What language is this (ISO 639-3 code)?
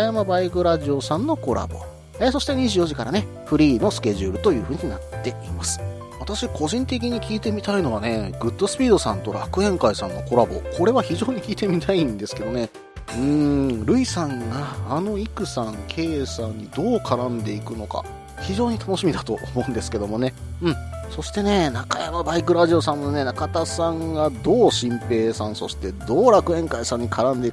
jpn